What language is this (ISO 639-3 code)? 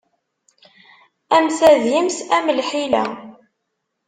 kab